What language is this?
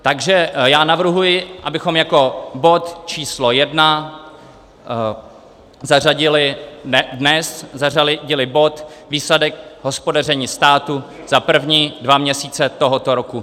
Czech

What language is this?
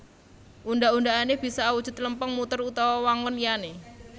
Javanese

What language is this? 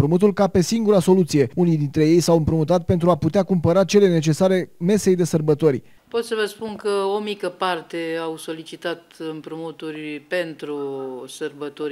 Romanian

